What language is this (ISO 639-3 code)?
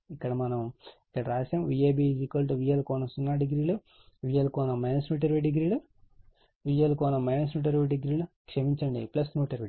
tel